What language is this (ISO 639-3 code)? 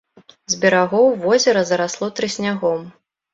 bel